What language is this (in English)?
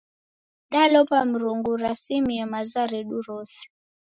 Taita